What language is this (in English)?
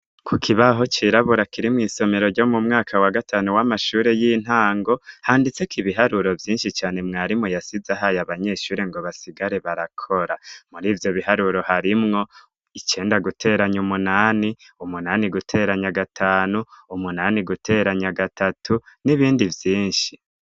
Rundi